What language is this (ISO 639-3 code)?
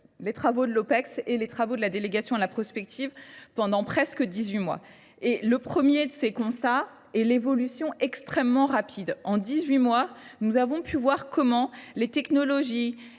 fra